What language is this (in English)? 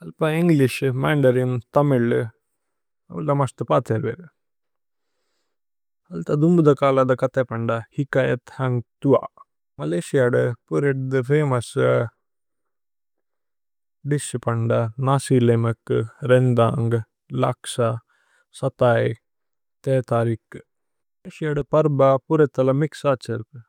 Tulu